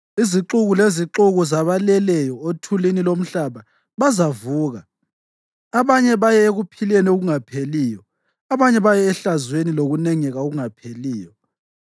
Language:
North Ndebele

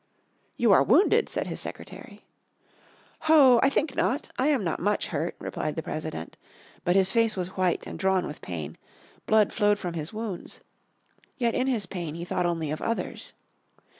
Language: English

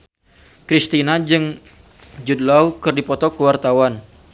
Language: Sundanese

